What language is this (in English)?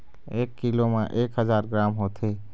Chhattisgarhi